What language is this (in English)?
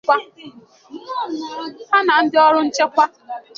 Igbo